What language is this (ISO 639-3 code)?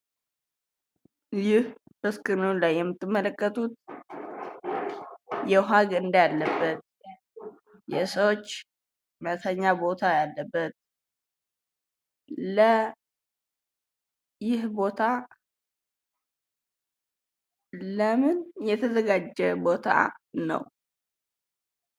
amh